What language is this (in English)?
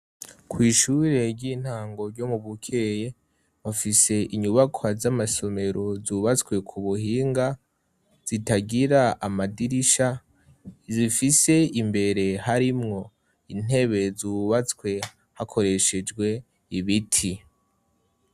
Rundi